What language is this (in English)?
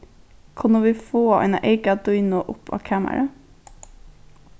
Faroese